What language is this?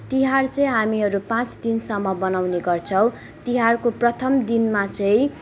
Nepali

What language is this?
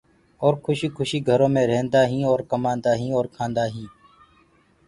Gurgula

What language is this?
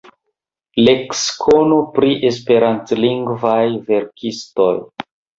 Esperanto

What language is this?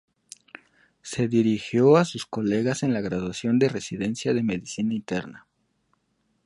Spanish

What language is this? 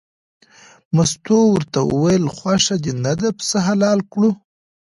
Pashto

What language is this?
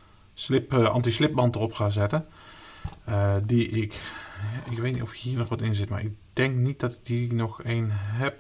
Dutch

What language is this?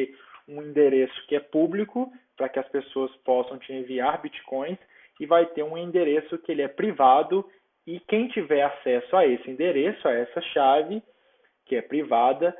Portuguese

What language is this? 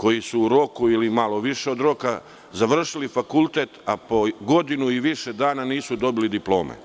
Serbian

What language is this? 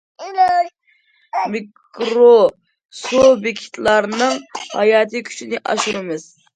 Uyghur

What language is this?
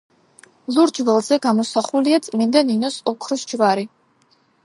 Georgian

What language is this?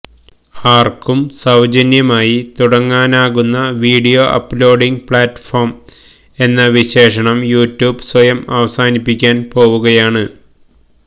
Malayalam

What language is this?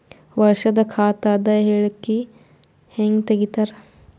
Kannada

